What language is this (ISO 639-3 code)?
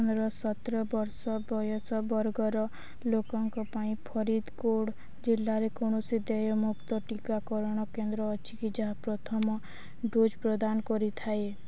ori